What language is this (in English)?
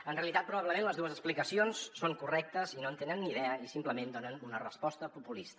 Catalan